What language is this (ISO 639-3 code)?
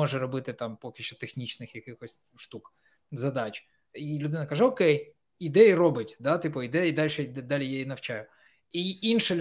ukr